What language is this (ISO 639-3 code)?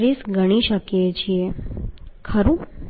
guj